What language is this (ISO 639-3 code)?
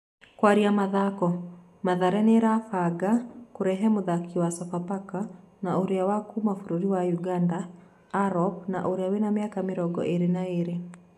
kik